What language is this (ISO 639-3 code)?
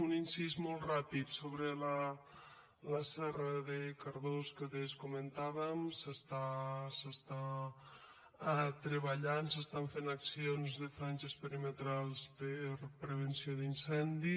cat